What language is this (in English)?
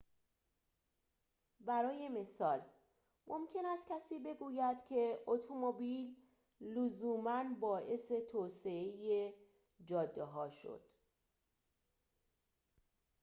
Persian